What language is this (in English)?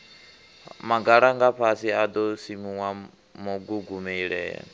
Venda